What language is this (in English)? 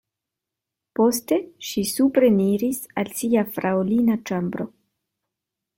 Esperanto